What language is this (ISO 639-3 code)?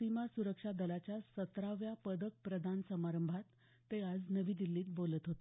mar